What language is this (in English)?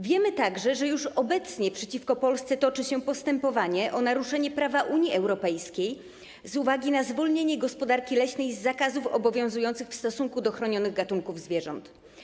Polish